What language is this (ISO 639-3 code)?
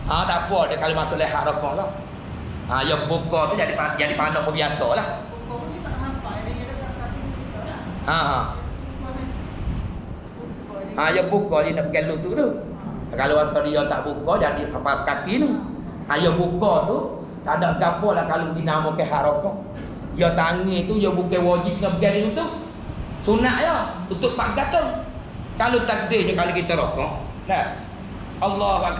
msa